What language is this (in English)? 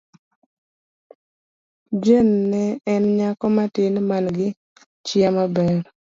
Luo (Kenya and Tanzania)